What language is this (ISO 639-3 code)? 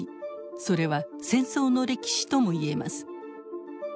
jpn